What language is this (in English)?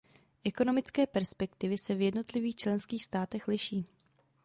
Czech